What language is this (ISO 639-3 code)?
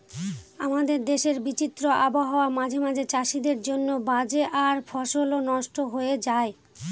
ben